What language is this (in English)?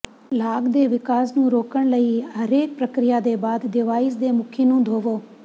Punjabi